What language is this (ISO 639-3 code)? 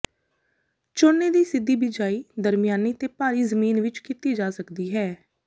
pan